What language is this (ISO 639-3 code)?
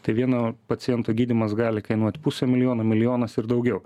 lit